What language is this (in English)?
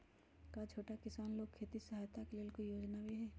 Magahi